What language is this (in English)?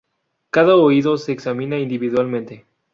Spanish